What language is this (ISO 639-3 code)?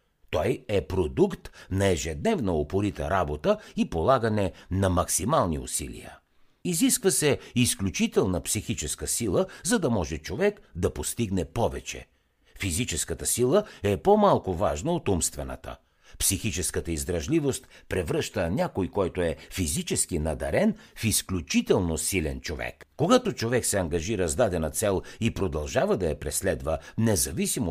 bul